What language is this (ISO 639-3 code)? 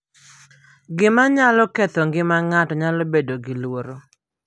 luo